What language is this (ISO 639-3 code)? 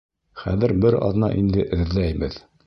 bak